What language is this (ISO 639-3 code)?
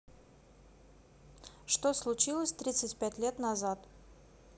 rus